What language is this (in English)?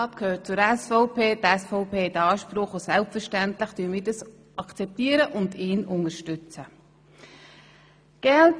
Swiss German